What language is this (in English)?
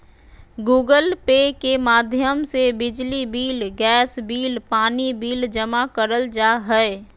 Magahi